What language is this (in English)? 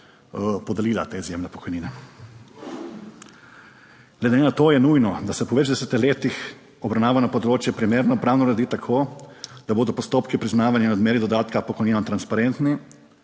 Slovenian